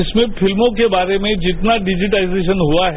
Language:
Hindi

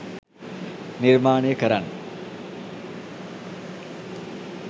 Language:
Sinhala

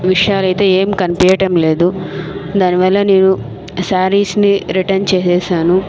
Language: Telugu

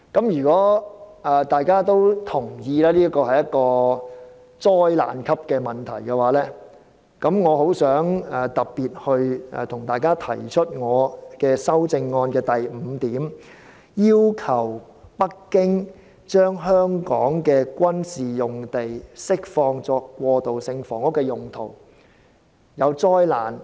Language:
Cantonese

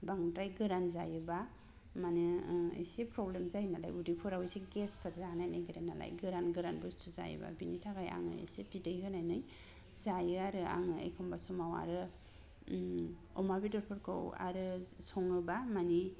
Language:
Bodo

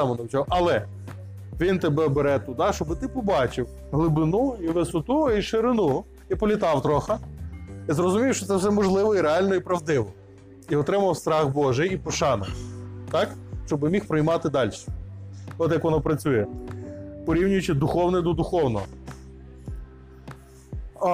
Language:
Ukrainian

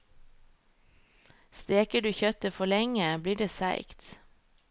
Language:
Norwegian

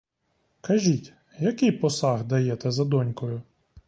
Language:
Ukrainian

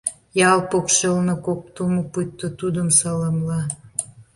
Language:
Mari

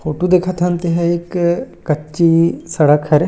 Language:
Chhattisgarhi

